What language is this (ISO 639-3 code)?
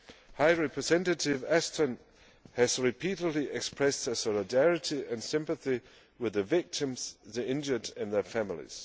eng